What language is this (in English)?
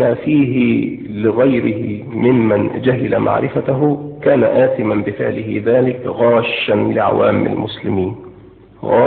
Arabic